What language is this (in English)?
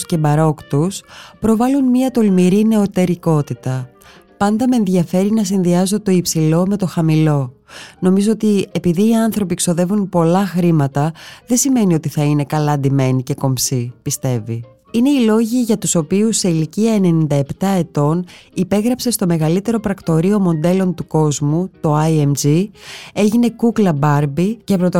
Greek